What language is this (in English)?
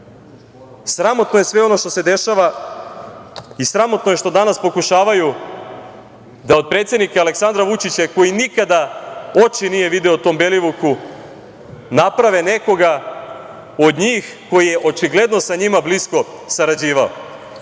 Serbian